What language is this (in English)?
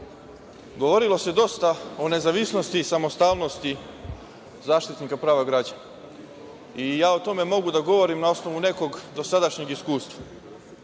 Serbian